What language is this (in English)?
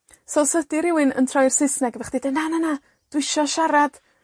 Welsh